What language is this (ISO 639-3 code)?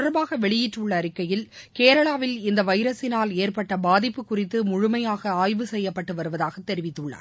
tam